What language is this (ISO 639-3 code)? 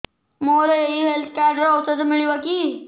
ori